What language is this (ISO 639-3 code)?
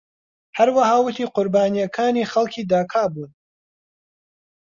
ckb